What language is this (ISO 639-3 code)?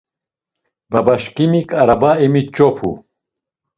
lzz